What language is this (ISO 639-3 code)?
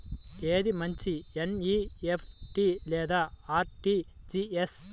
tel